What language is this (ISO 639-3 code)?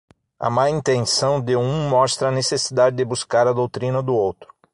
por